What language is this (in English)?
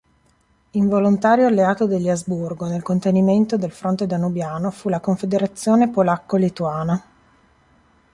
Italian